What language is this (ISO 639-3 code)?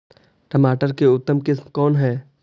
mag